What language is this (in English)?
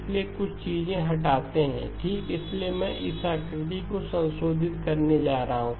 Hindi